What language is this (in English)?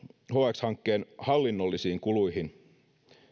Finnish